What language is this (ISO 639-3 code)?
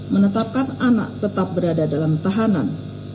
ind